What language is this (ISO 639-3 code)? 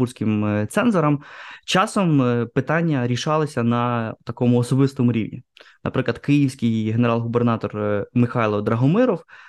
ukr